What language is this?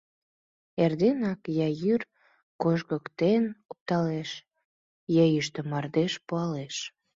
Mari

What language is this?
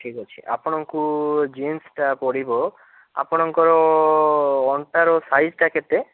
Odia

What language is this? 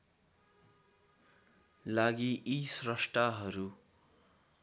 Nepali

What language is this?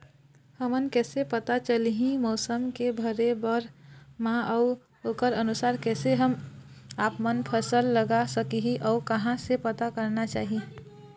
Chhattisgarhi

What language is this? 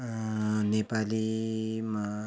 Nepali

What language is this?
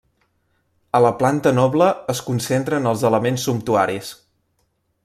Catalan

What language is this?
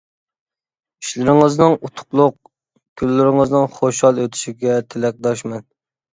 Uyghur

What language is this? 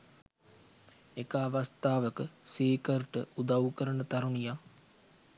Sinhala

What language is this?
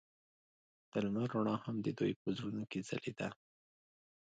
Pashto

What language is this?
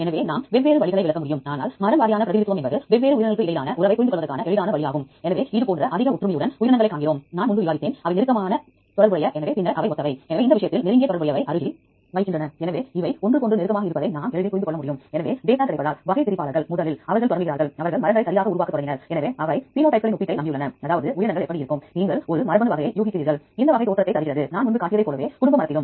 Tamil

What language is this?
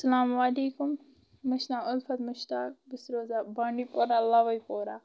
Kashmiri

